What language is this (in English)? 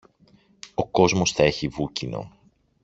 Greek